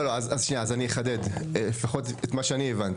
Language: Hebrew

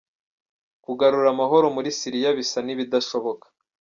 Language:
Kinyarwanda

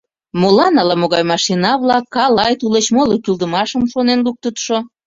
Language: Mari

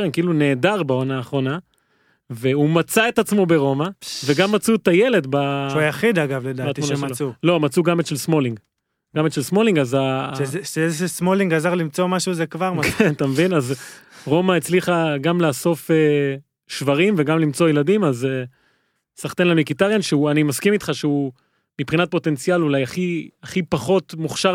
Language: Hebrew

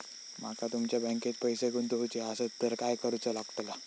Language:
Marathi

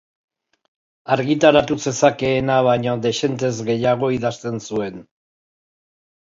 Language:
Basque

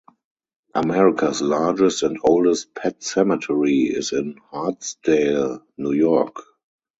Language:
English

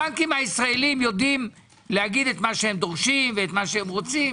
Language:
Hebrew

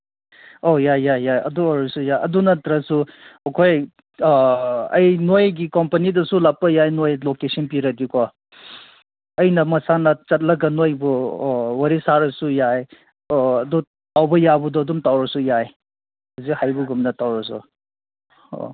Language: Manipuri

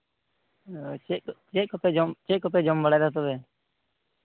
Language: Santali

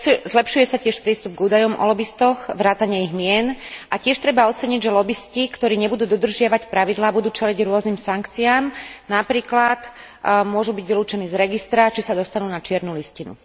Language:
Slovak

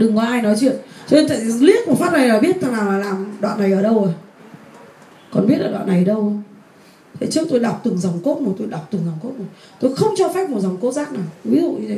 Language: Vietnamese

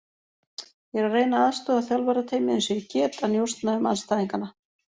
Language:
Icelandic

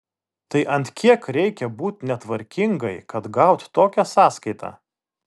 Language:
Lithuanian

